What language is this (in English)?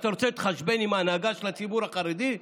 Hebrew